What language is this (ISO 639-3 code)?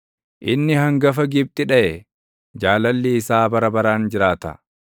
orm